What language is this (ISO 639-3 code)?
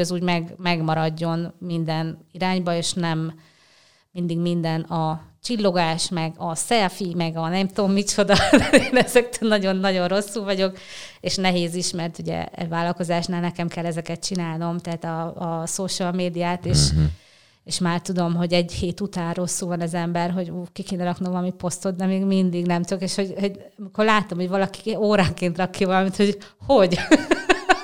hun